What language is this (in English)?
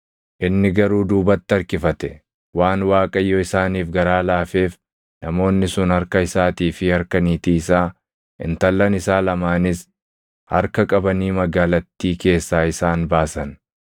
Oromo